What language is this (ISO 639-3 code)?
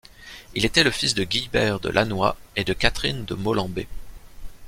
fra